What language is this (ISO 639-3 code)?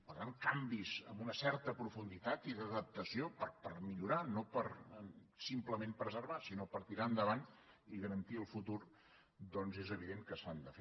cat